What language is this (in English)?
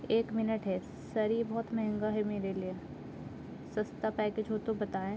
Urdu